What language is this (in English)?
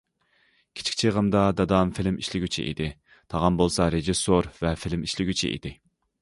Uyghur